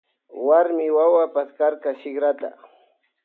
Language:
Loja Highland Quichua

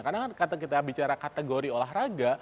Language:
Indonesian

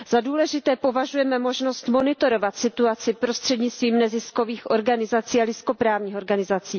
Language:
Czech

